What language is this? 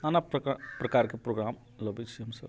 Maithili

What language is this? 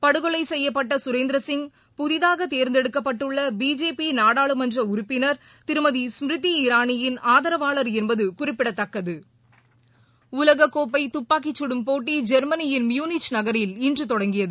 Tamil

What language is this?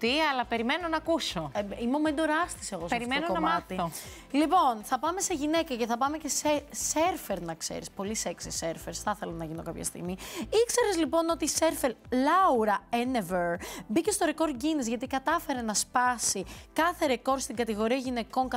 Greek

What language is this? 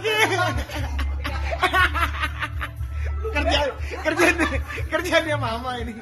Indonesian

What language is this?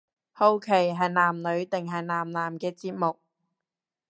Cantonese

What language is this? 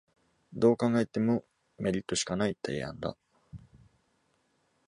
Japanese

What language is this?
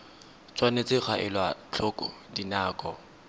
Tswana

